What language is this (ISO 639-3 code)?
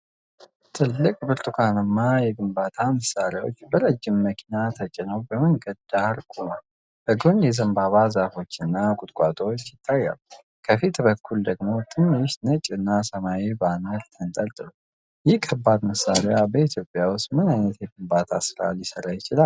amh